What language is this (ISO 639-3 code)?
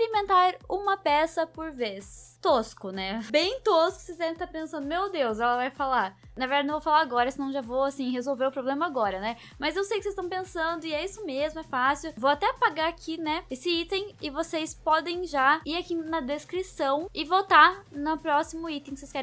por